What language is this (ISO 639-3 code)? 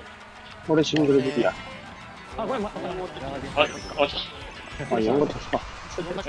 jpn